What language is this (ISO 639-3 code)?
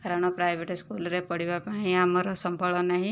ori